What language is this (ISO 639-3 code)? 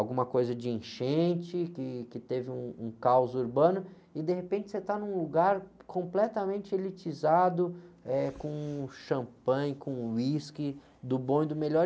por